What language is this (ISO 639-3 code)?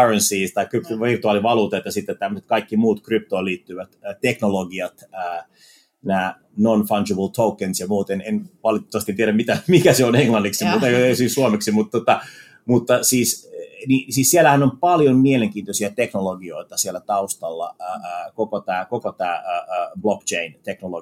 fin